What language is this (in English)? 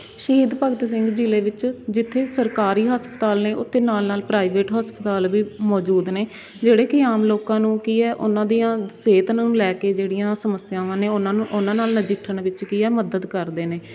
Punjabi